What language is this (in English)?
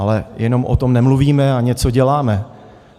Czech